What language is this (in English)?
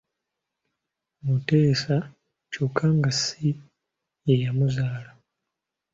Ganda